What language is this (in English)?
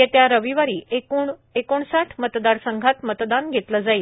Marathi